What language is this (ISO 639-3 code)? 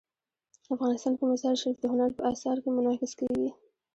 pus